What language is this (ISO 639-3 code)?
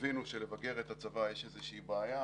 heb